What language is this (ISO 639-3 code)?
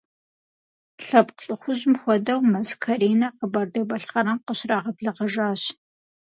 kbd